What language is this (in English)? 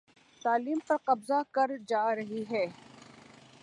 Urdu